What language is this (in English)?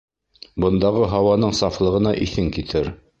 Bashkir